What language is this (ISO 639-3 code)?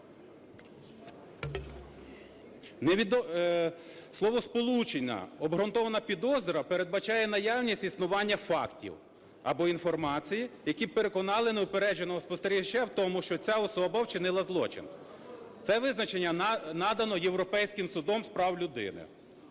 ukr